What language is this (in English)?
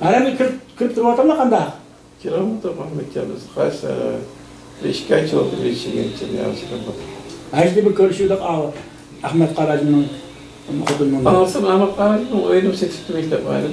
Turkish